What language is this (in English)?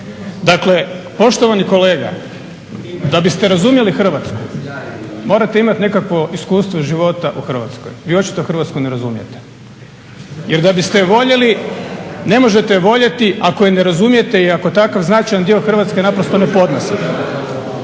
Croatian